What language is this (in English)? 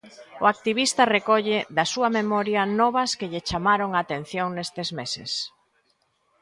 Galician